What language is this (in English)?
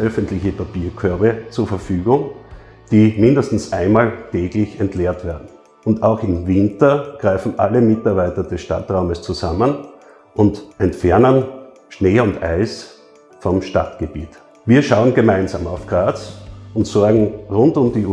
German